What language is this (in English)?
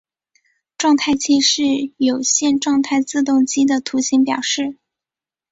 Chinese